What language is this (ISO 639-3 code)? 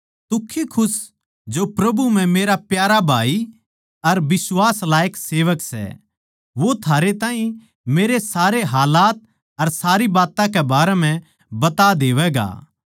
bgc